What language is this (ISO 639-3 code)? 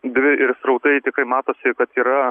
lit